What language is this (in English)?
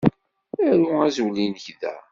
Kabyle